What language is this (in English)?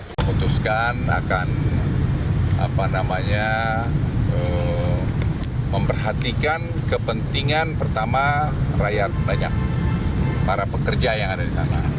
Indonesian